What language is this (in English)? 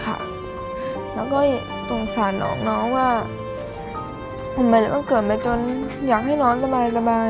Thai